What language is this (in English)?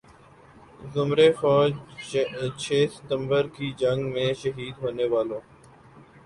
Urdu